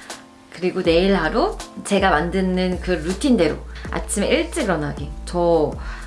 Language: Korean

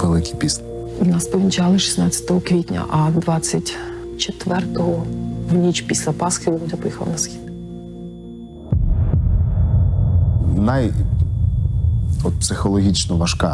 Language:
Ukrainian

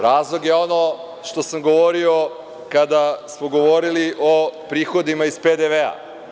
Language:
Serbian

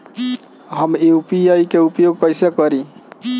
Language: Bhojpuri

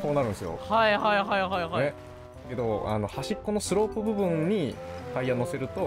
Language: Japanese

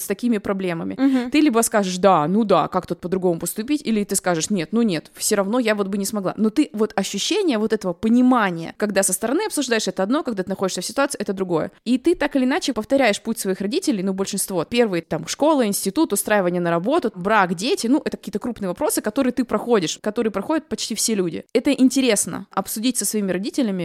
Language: Russian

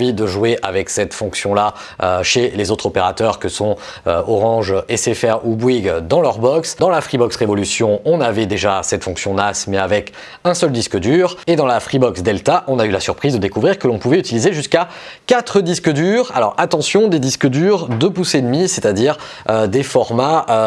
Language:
French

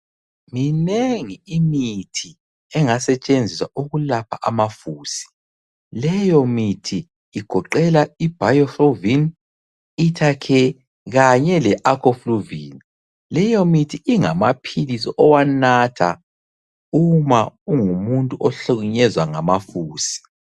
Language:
North Ndebele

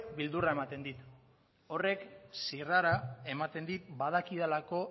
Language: Basque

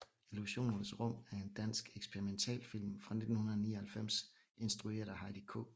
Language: Danish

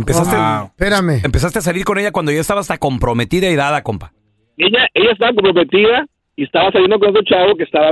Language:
Spanish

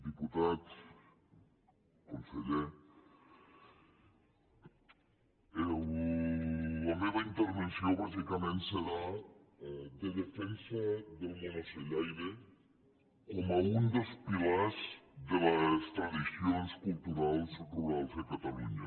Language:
Catalan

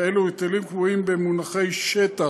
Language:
Hebrew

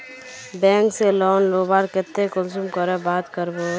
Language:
Magahi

